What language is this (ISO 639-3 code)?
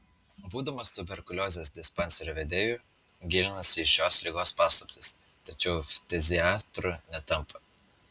lit